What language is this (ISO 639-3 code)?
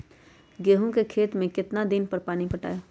mag